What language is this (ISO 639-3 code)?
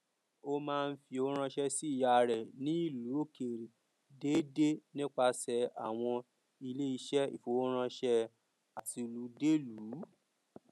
yor